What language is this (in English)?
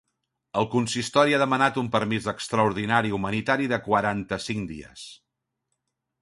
Catalan